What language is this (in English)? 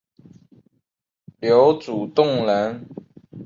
Chinese